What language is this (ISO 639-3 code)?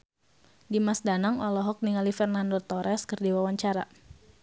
sun